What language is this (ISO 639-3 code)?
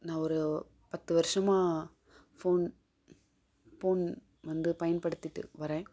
tam